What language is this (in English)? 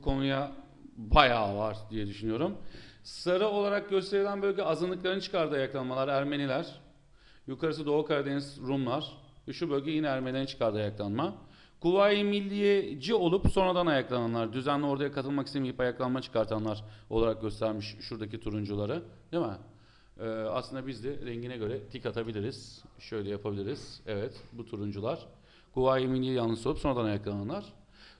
Turkish